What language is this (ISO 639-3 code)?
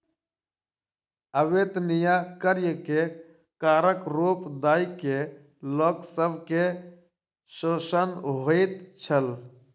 mai